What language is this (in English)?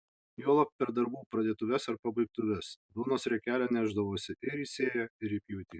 Lithuanian